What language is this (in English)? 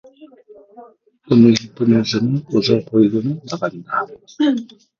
Korean